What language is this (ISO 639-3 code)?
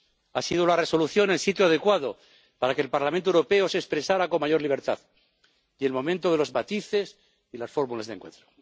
spa